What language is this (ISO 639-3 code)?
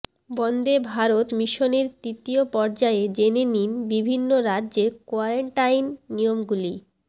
ben